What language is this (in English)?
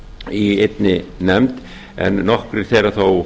Icelandic